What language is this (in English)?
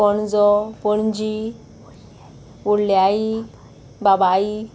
Konkani